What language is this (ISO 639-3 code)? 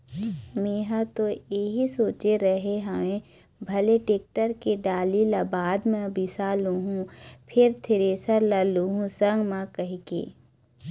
hne